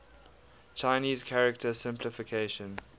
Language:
English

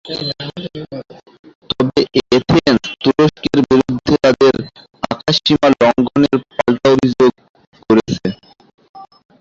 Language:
Bangla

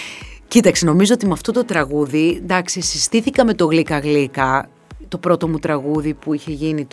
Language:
Greek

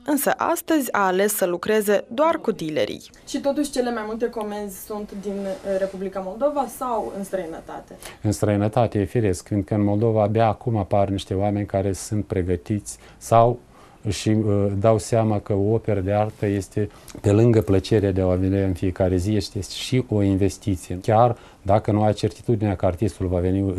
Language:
Romanian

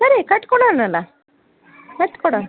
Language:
Kannada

